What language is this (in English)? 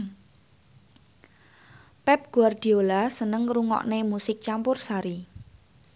Javanese